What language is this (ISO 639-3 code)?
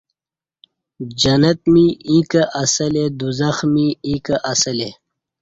bsh